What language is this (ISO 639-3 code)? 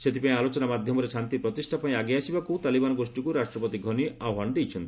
ori